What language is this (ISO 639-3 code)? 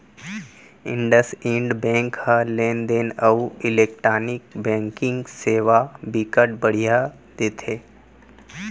hne